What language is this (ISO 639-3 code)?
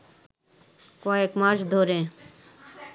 ben